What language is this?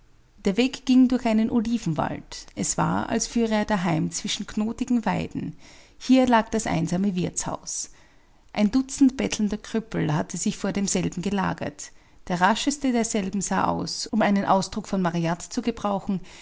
German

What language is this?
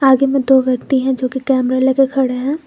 Hindi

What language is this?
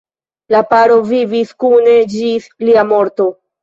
Esperanto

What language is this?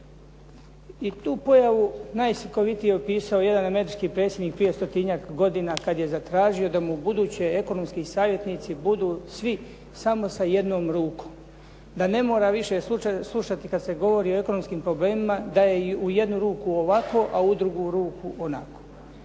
Croatian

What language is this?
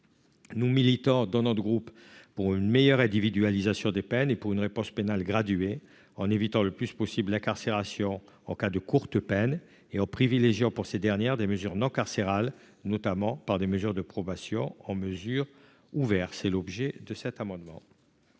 French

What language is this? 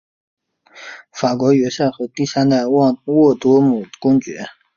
Chinese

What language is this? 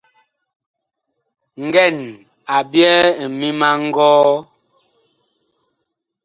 Bakoko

